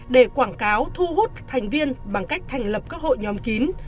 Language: Vietnamese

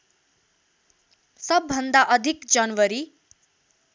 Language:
Nepali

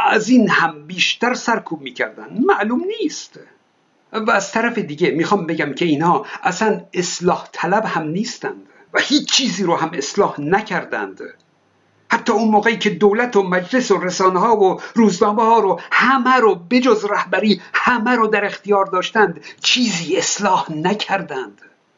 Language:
Persian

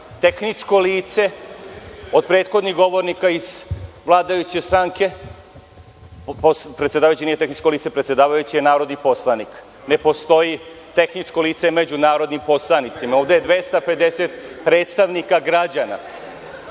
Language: Serbian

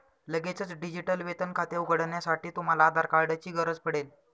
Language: Marathi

